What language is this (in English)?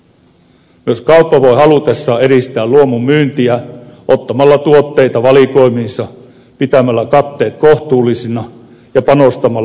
Finnish